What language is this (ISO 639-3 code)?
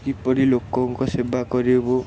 ori